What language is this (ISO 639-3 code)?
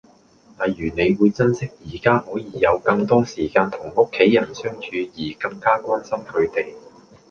yue